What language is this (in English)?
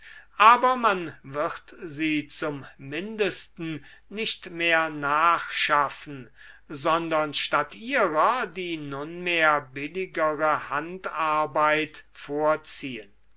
German